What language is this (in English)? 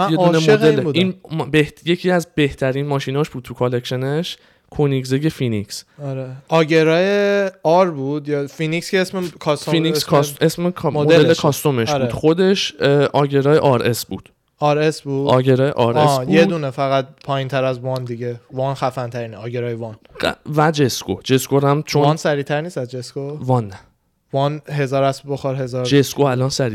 Persian